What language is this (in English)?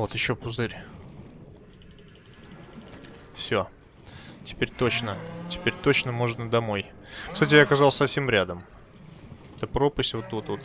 Russian